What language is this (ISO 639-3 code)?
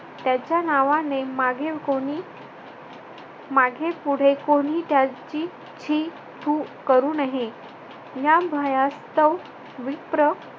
mar